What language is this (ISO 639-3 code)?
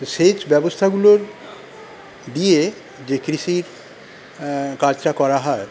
ben